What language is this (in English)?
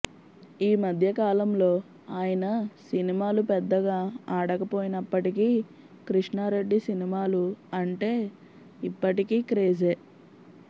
Telugu